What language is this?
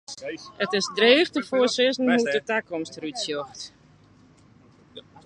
Western Frisian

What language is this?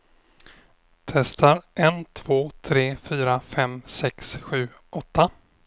Swedish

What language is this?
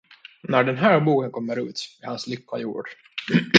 Swedish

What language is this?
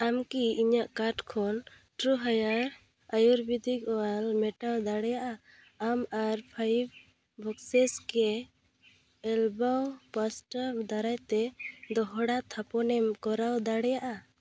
Santali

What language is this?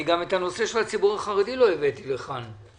Hebrew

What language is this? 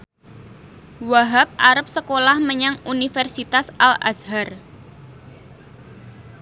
Javanese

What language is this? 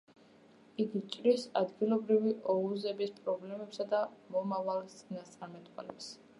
Georgian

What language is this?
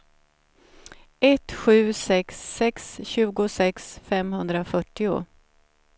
Swedish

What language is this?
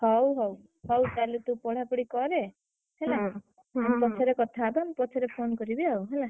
Odia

